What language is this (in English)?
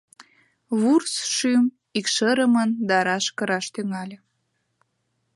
Mari